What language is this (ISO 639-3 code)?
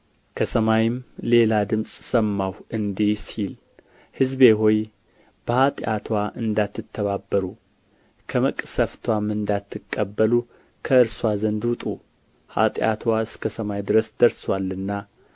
amh